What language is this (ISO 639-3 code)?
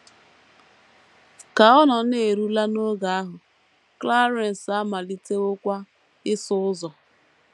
ibo